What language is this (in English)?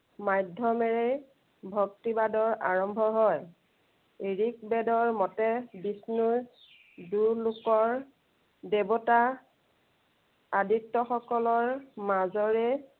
Assamese